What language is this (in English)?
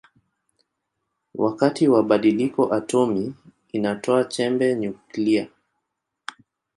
Swahili